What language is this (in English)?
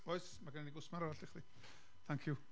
Welsh